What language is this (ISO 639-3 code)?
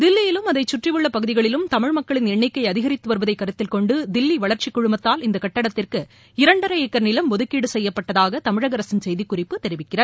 tam